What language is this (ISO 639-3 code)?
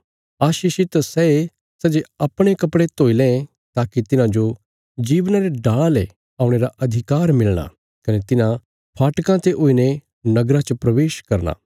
kfs